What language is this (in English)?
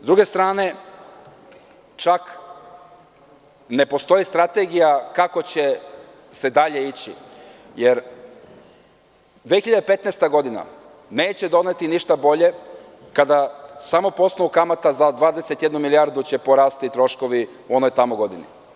Serbian